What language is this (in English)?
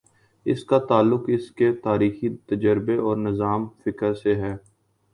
Urdu